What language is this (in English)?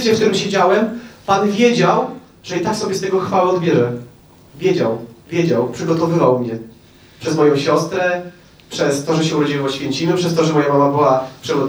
Polish